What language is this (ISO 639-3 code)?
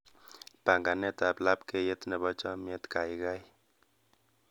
kln